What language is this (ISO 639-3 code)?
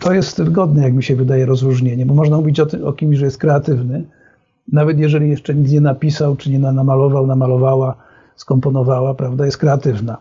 pol